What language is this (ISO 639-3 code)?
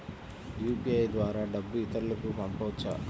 tel